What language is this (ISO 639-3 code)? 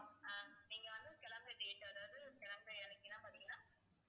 tam